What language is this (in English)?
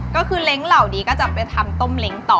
Thai